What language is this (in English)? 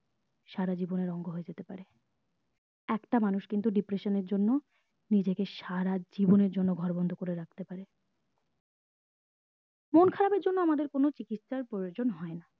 Bangla